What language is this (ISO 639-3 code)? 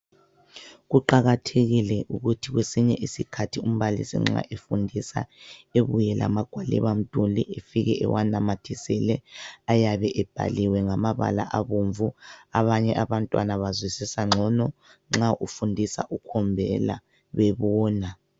nde